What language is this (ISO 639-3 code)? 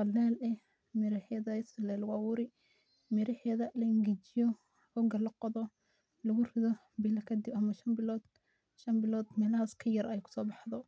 som